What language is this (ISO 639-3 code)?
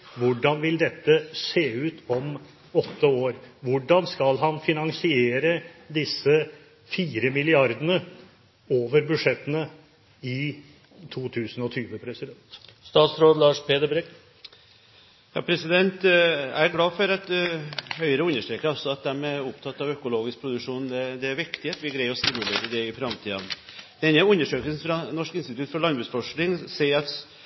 nob